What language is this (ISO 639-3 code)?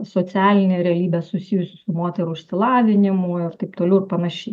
lit